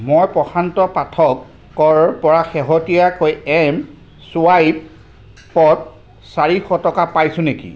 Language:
Assamese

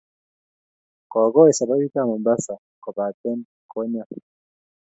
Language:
Kalenjin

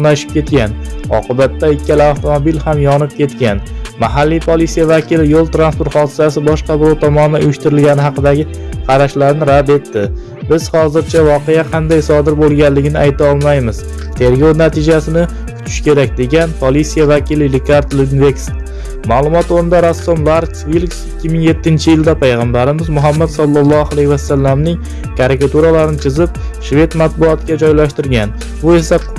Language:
Uzbek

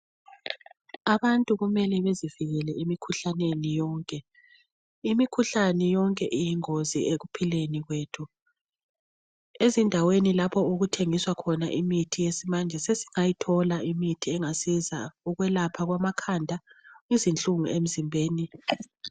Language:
North Ndebele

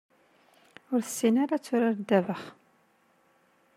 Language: Kabyle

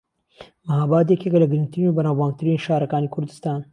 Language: Central Kurdish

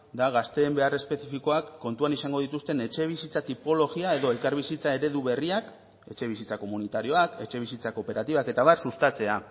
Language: Basque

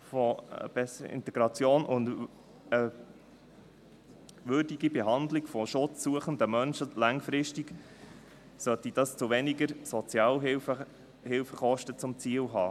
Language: Swiss German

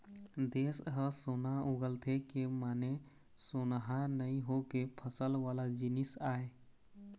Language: Chhattisgarhi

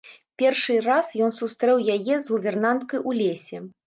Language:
Belarusian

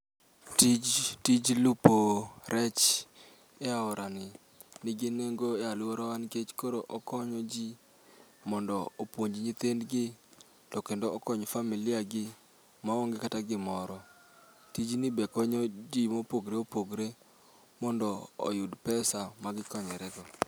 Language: Luo (Kenya and Tanzania)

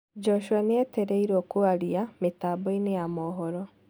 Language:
Kikuyu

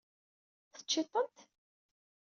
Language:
Kabyle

